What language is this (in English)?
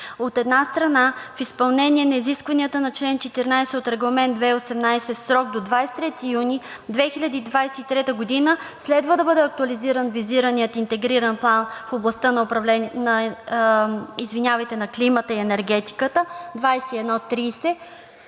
Bulgarian